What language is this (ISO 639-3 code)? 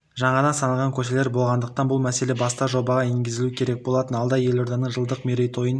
kaz